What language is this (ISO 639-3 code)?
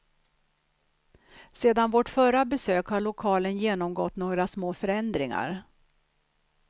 swe